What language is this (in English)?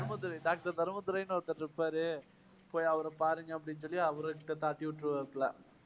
Tamil